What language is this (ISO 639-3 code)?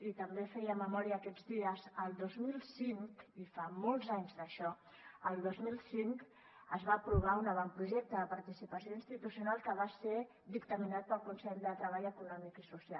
cat